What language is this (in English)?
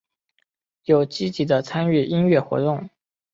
Chinese